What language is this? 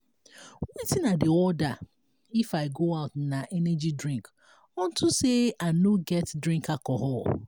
Nigerian Pidgin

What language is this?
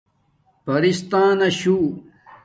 Domaaki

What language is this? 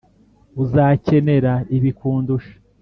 Kinyarwanda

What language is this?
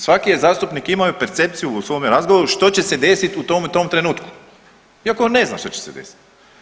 Croatian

